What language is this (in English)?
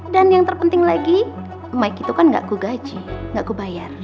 Indonesian